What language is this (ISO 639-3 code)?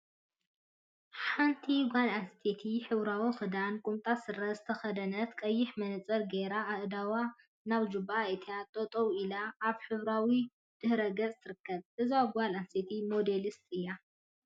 tir